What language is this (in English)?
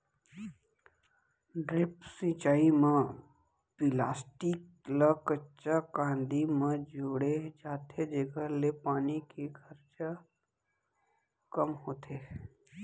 Chhattisgarhi